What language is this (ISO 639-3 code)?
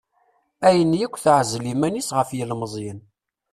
kab